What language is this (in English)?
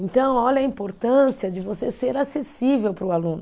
Portuguese